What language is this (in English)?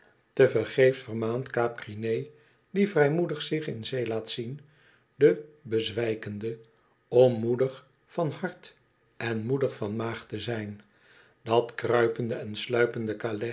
Dutch